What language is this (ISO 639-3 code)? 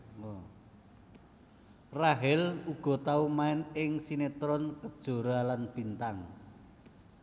jav